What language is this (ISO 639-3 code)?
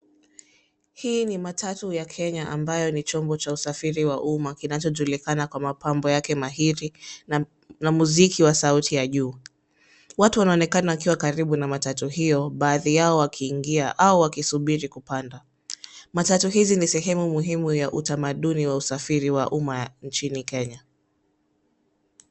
swa